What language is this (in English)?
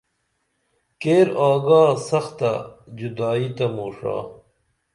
Dameli